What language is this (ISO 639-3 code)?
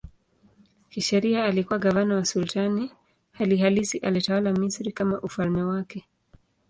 swa